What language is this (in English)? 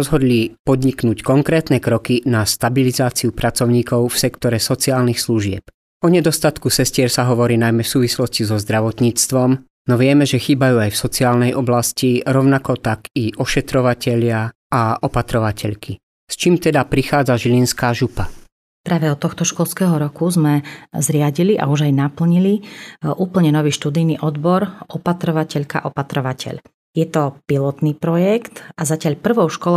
Slovak